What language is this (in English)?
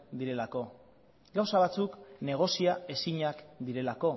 Basque